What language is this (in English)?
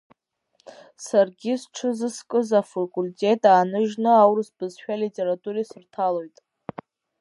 Abkhazian